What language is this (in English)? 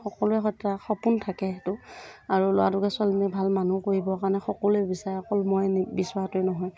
Assamese